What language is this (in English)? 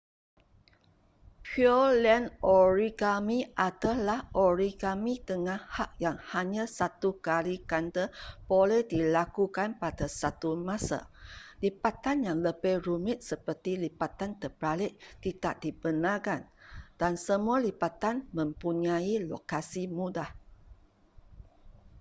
Malay